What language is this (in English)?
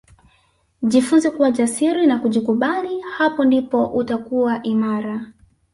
Swahili